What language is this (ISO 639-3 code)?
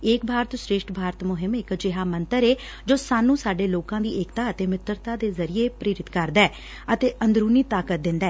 pan